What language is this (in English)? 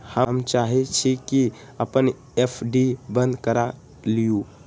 Magahi